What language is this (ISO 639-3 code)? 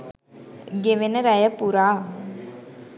sin